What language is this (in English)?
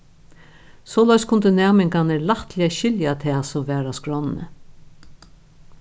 Faroese